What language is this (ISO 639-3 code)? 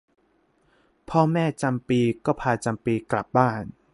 tha